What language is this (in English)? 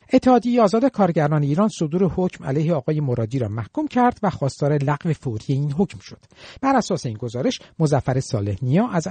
Persian